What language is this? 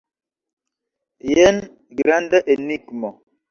Esperanto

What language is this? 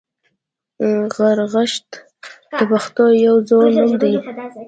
Pashto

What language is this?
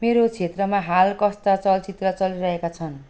Nepali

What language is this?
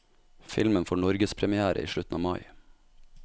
Norwegian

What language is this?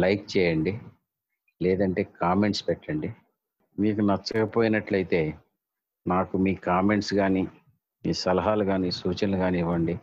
Telugu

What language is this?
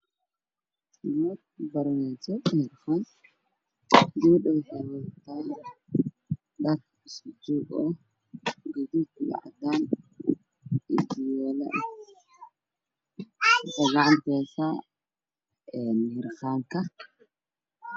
Somali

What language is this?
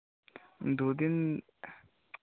Bangla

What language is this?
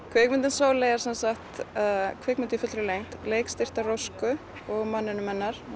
Icelandic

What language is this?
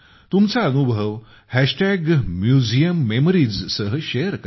Marathi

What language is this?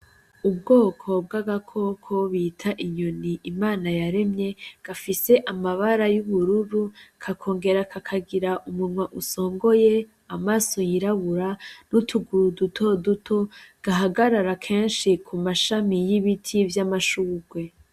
Rundi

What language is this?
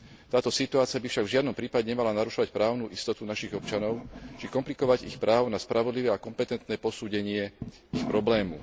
Slovak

